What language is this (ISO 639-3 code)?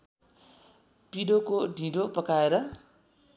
nep